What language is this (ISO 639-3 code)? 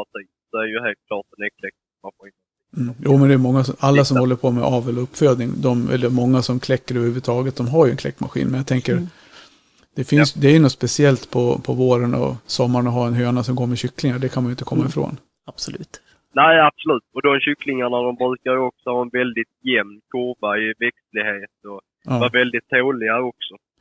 swe